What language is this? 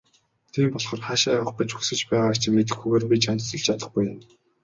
Mongolian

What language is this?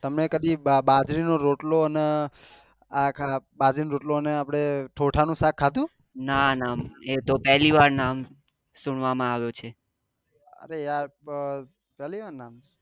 Gujarati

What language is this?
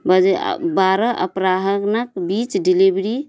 Maithili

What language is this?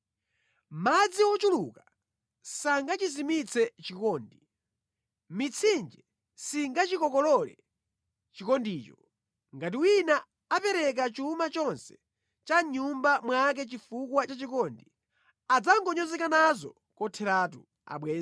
Nyanja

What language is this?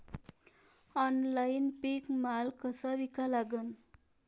Marathi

